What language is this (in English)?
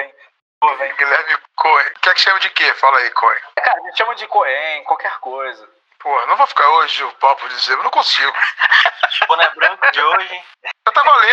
Portuguese